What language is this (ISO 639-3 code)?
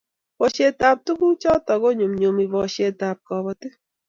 kln